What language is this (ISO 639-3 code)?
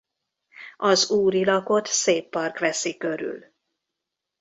hun